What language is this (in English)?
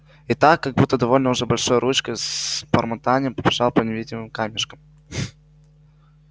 Russian